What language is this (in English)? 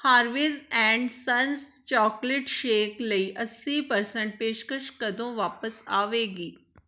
Punjabi